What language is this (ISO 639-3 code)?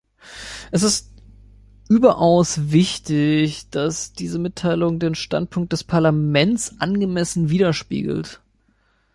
deu